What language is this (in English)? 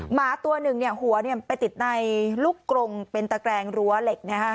Thai